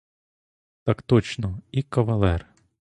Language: Ukrainian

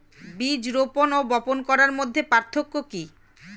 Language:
Bangla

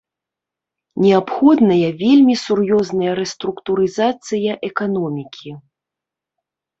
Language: Belarusian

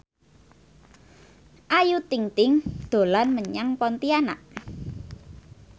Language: Javanese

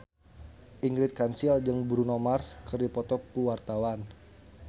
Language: Sundanese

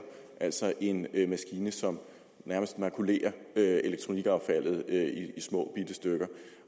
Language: Danish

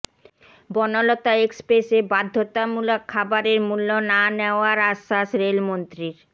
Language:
Bangla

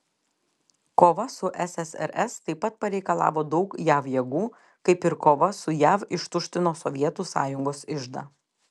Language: Lithuanian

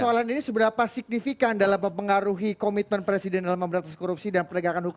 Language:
Indonesian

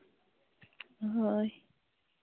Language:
Santali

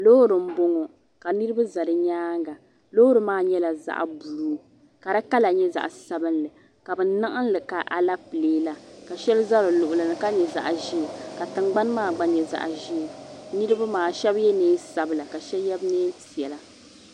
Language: Dagbani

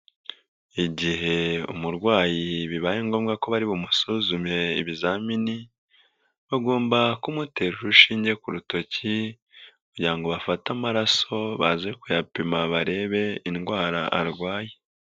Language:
Kinyarwanda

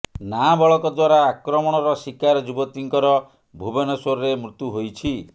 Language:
Odia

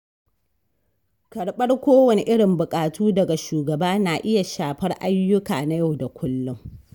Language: Hausa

